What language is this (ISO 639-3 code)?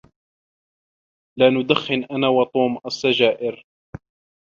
ara